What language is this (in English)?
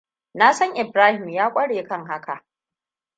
Hausa